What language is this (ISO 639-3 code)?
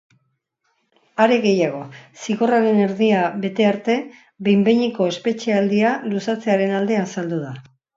eus